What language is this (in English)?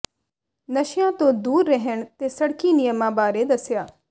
Punjabi